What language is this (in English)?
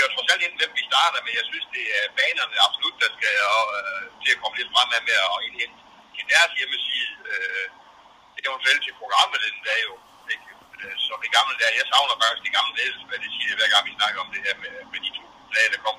Danish